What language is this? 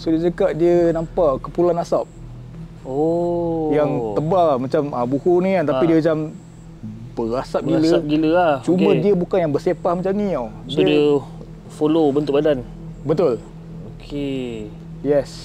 Malay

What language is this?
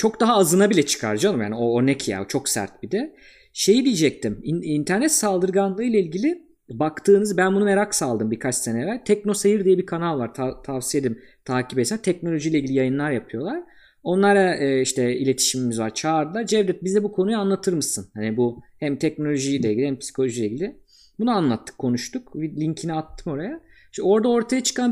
Turkish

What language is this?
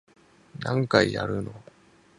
Japanese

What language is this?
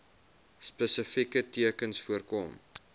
Afrikaans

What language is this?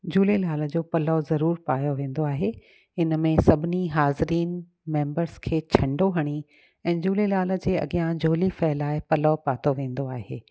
Sindhi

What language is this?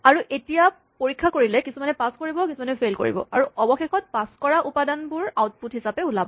Assamese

